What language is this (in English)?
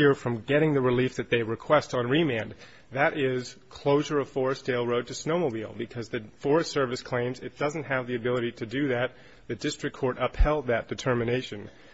English